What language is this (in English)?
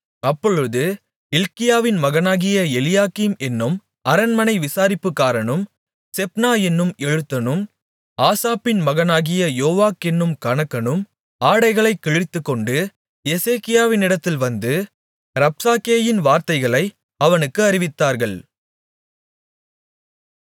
Tamil